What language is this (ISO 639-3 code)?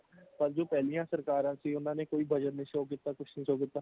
pan